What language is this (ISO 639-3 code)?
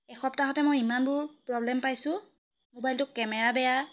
asm